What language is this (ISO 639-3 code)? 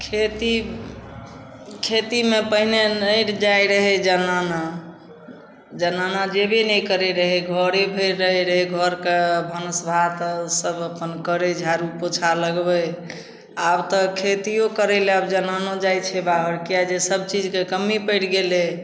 mai